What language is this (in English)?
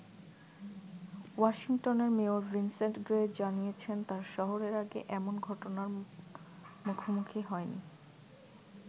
Bangla